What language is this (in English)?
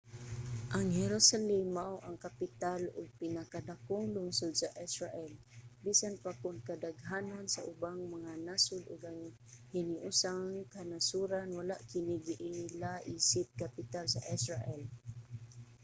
Cebuano